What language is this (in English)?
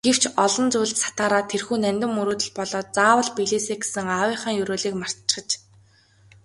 Mongolian